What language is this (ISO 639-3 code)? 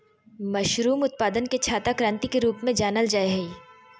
mag